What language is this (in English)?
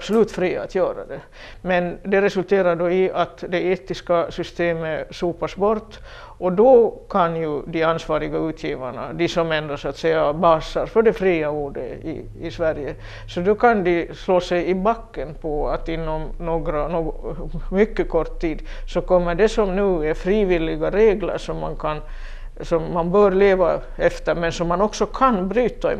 Swedish